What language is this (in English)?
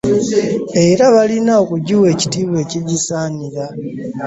Ganda